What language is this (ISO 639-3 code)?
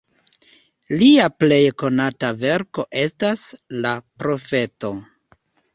epo